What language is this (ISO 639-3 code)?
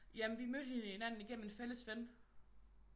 dan